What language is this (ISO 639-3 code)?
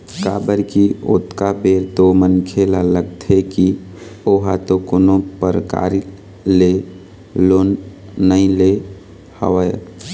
hne